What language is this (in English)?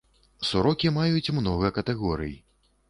Belarusian